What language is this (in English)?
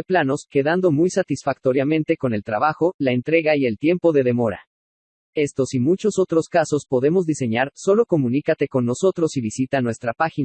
Spanish